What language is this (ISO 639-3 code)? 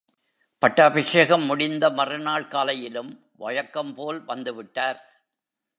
tam